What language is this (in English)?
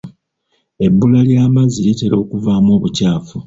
Ganda